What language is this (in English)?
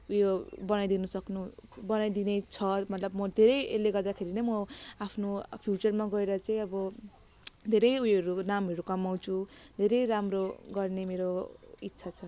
Nepali